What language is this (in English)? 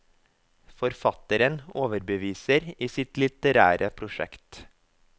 Norwegian